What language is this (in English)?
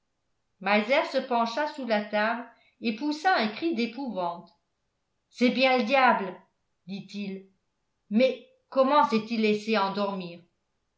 French